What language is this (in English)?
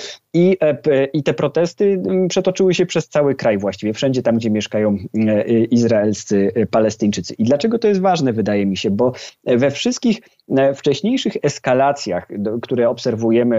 Polish